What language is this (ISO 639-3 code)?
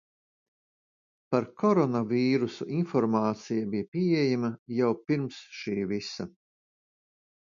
lav